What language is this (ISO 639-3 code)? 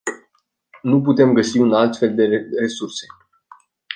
ron